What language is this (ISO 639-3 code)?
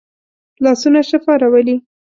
pus